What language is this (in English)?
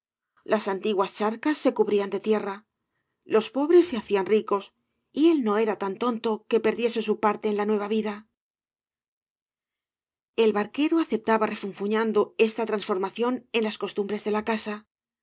Spanish